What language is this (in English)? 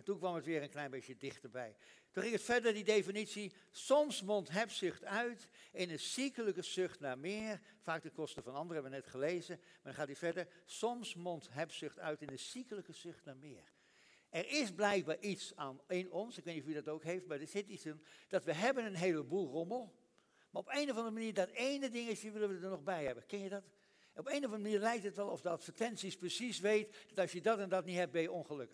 Dutch